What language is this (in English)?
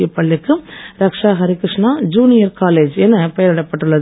Tamil